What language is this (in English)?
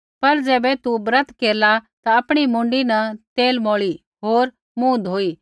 Kullu Pahari